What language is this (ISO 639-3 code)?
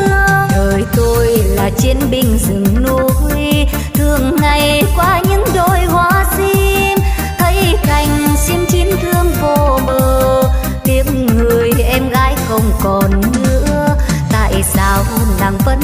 vie